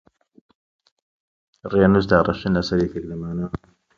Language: Central Kurdish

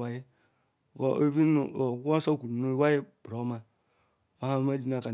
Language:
Ikwere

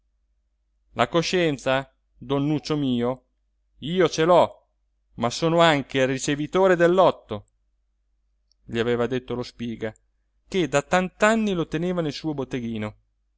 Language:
Italian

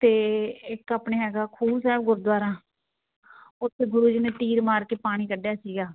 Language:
Punjabi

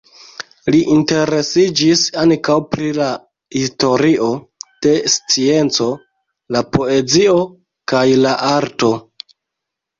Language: Esperanto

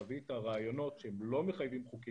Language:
Hebrew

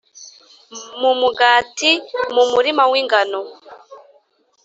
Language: Kinyarwanda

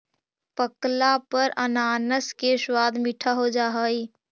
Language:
Magahi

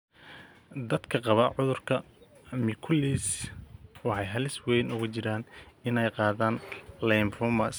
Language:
Somali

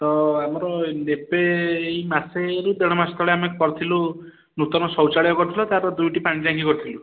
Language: Odia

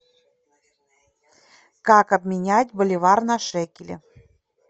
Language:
Russian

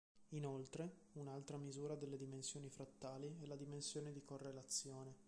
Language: Italian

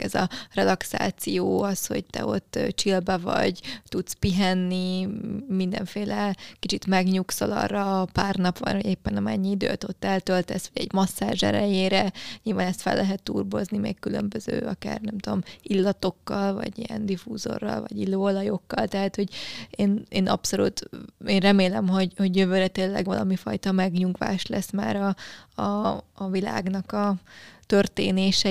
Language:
Hungarian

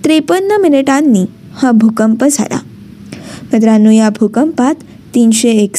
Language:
Marathi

